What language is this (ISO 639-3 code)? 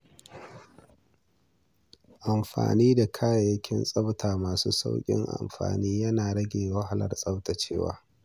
hau